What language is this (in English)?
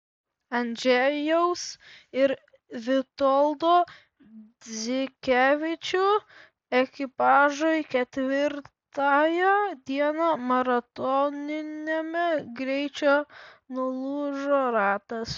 Lithuanian